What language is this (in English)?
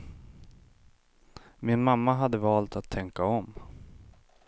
Swedish